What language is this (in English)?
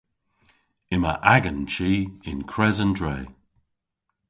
Cornish